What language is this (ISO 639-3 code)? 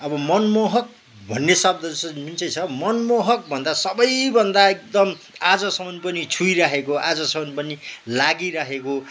nep